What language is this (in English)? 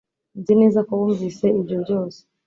Kinyarwanda